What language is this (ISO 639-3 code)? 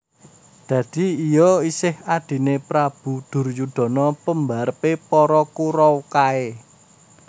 jav